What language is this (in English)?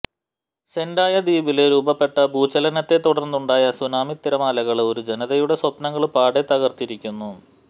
Malayalam